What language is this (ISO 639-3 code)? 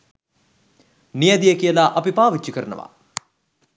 sin